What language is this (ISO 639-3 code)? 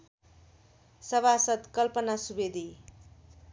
nep